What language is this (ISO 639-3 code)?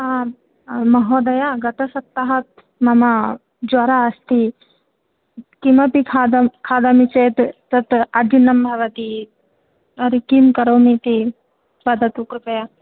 san